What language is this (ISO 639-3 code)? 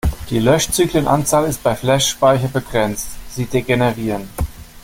deu